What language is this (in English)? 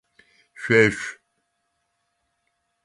Adyghe